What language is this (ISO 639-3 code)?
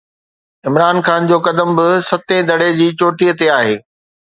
snd